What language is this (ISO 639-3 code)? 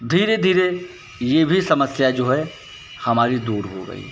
hin